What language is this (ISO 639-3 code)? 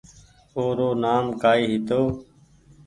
gig